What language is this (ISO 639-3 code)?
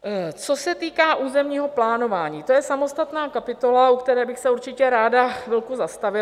ces